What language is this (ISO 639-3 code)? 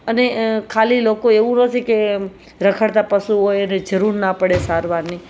guj